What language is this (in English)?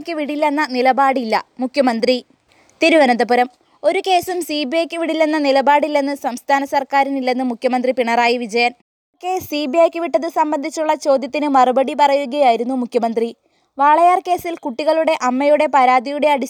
Malayalam